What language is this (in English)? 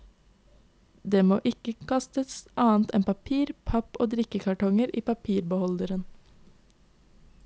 Norwegian